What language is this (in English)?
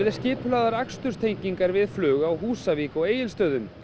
Icelandic